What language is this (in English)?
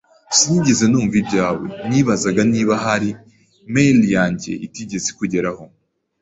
Kinyarwanda